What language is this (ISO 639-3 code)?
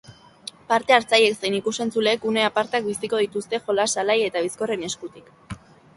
eus